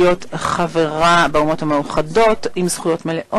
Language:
Hebrew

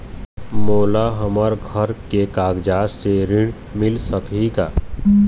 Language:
Chhattisgarhi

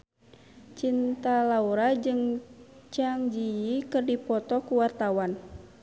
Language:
Sundanese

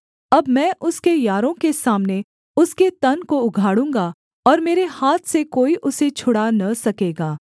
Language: Hindi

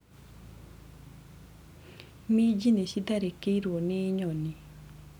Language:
Kikuyu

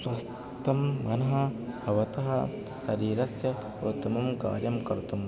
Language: Sanskrit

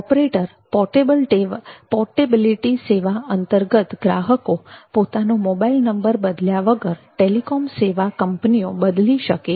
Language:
Gujarati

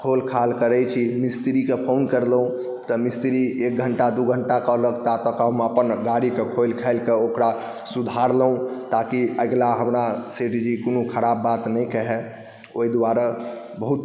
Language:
Maithili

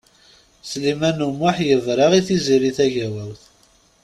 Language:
Kabyle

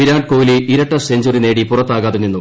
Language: Malayalam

